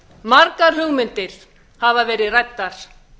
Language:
Icelandic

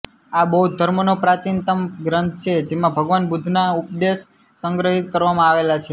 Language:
Gujarati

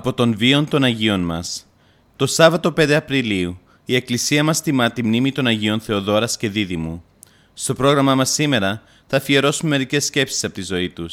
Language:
Greek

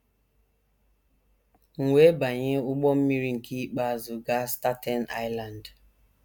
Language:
Igbo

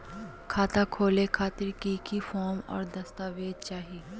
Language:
Magahi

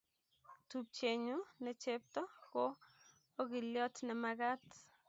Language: Kalenjin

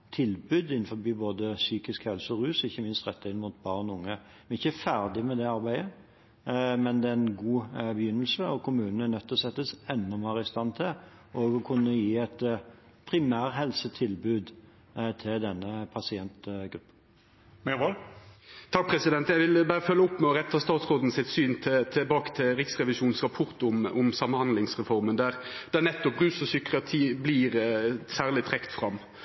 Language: Norwegian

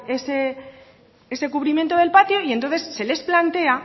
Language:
Spanish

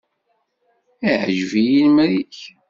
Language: Kabyle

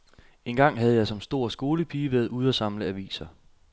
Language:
Danish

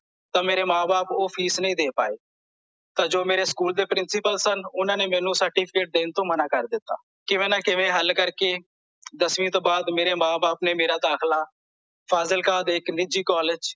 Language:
Punjabi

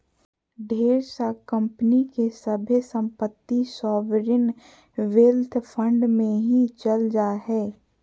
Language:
Magahi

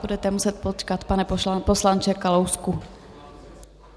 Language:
Czech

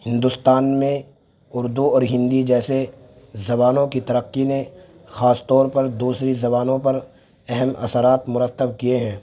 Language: Urdu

